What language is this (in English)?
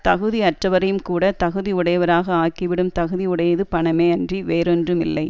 Tamil